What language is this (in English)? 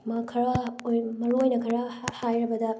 Manipuri